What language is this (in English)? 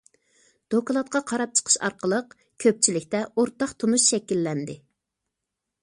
Uyghur